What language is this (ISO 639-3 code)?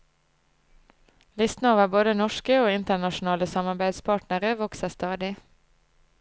nor